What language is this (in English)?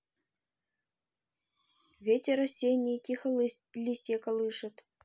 Russian